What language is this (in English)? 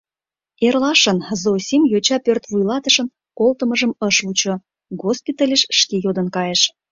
Mari